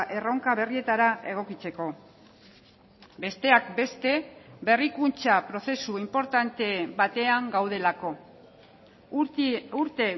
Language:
Basque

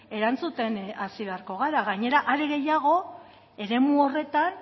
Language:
Basque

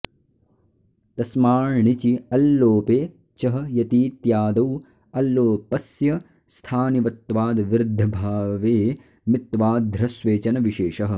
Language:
Sanskrit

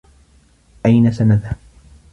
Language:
Arabic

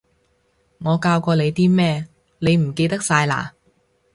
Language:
Cantonese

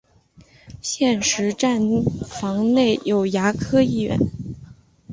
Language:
Chinese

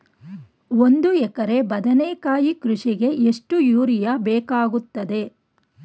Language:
Kannada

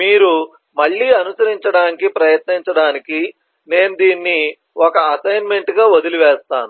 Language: Telugu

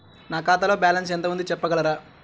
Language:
Telugu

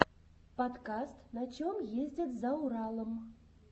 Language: Russian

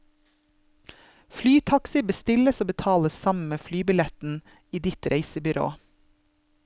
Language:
Norwegian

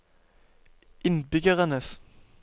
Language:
Norwegian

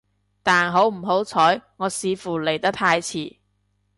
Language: Cantonese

